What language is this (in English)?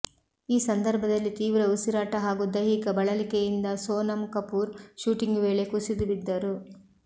Kannada